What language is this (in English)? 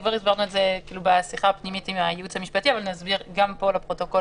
Hebrew